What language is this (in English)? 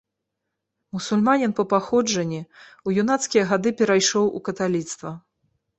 Belarusian